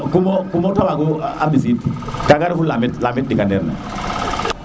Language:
Serer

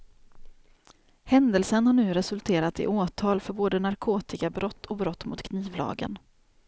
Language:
Swedish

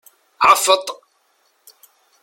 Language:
Kabyle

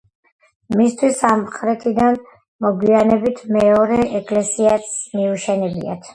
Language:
Georgian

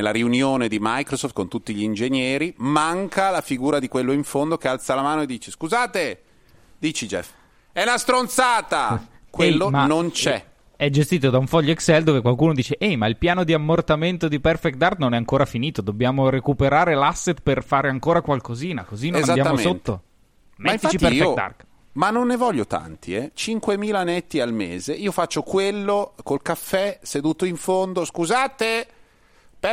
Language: Italian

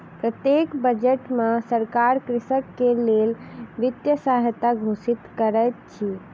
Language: Maithili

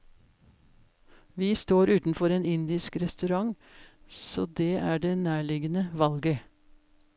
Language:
Norwegian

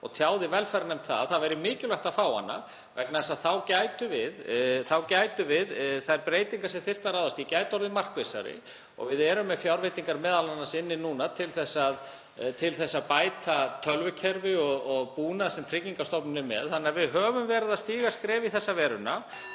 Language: Icelandic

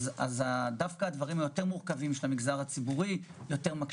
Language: Hebrew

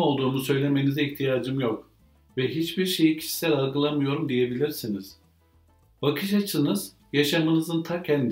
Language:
Turkish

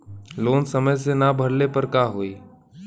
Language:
Bhojpuri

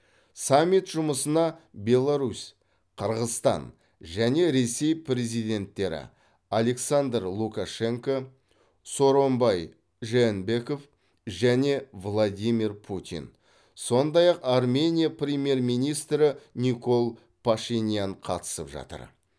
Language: Kazakh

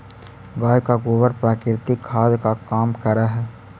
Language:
Magahi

